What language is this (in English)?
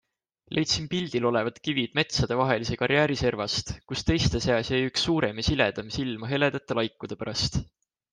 Estonian